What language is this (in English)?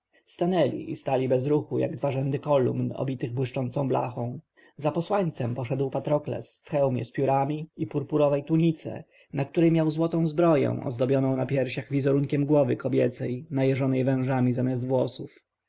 Polish